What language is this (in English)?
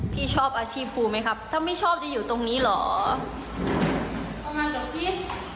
Thai